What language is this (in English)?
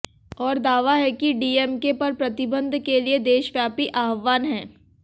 Hindi